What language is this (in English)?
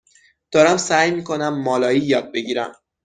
Persian